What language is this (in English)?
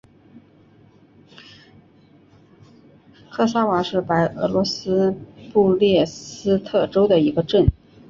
Chinese